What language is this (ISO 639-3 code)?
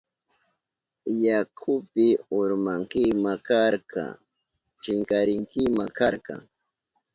qup